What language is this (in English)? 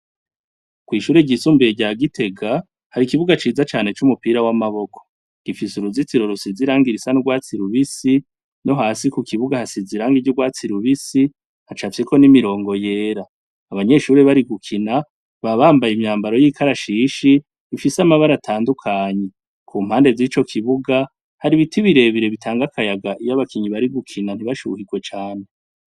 Rundi